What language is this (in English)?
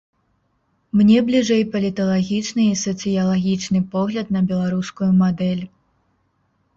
Belarusian